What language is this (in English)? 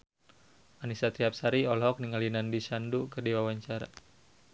Sundanese